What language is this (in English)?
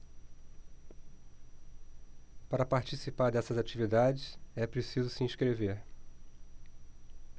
Portuguese